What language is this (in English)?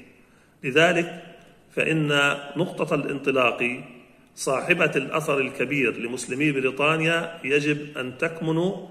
Arabic